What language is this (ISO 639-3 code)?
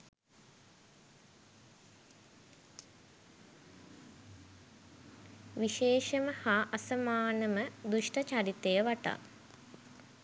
sin